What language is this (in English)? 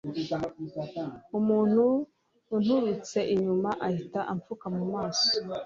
Kinyarwanda